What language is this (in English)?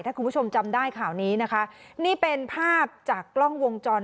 Thai